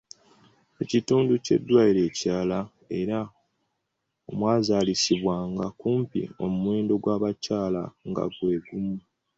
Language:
Ganda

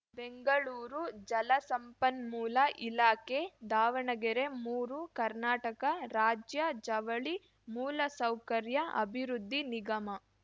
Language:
Kannada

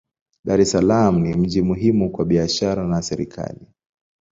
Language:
Swahili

